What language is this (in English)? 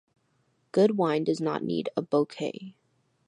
English